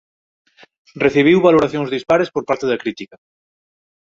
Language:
Galician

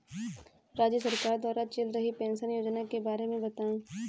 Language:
Hindi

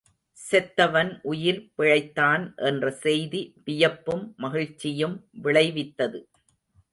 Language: Tamil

